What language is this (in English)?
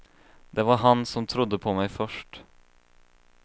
Swedish